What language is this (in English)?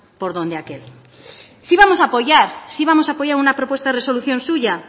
Spanish